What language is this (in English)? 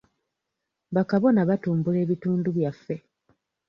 Ganda